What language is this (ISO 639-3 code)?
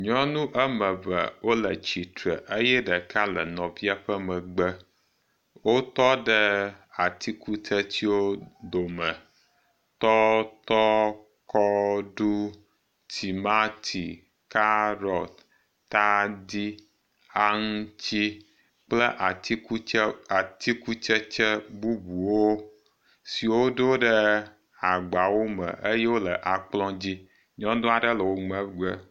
ewe